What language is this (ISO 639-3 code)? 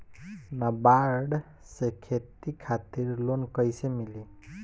bho